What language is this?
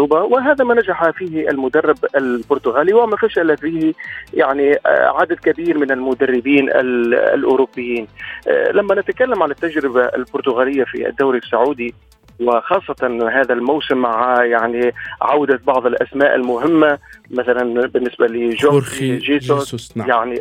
Arabic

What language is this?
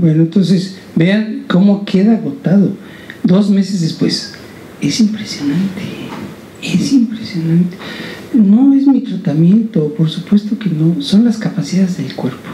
Spanish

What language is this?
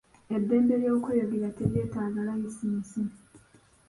Ganda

